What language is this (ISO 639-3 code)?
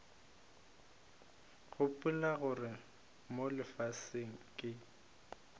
nso